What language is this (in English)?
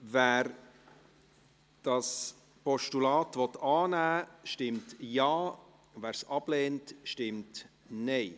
Swiss German